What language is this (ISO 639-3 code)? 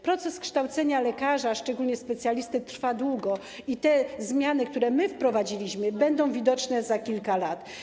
pol